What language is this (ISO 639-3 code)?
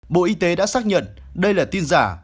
vie